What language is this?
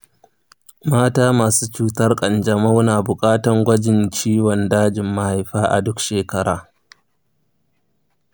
Hausa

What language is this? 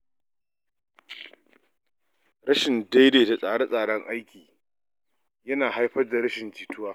Hausa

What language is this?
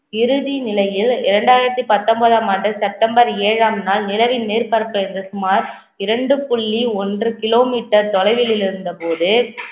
Tamil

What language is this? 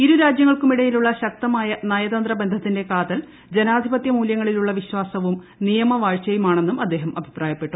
Malayalam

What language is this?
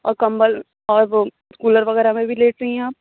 Urdu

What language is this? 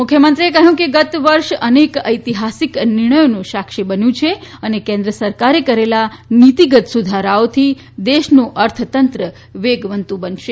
Gujarati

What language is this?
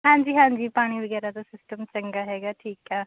Punjabi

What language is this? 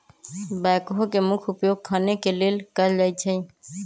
Magahi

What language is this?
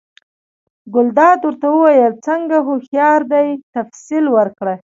Pashto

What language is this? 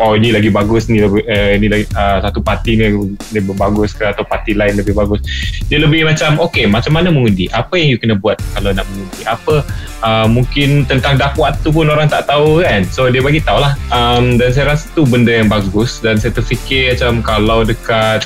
Malay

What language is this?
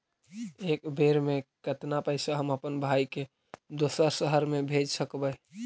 Magahi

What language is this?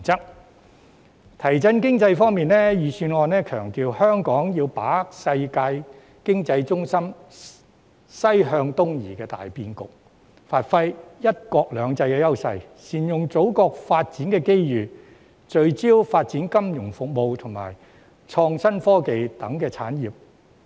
Cantonese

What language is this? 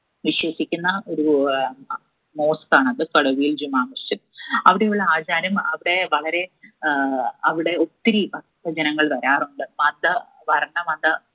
Malayalam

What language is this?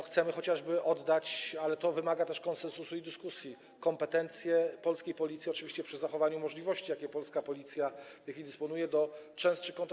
Polish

